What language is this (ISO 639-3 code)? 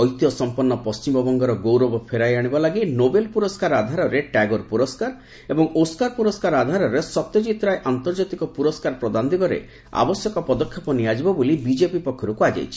ori